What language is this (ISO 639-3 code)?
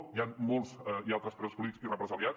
cat